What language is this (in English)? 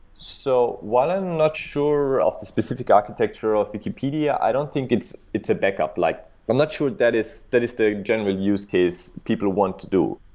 English